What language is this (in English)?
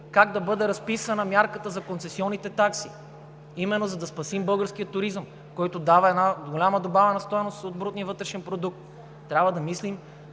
Bulgarian